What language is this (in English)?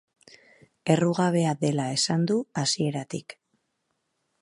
Basque